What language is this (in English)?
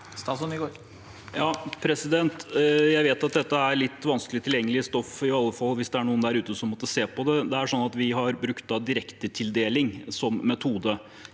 Norwegian